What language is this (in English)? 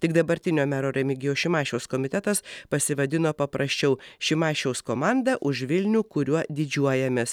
Lithuanian